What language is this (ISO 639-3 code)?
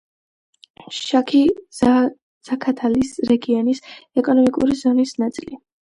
kat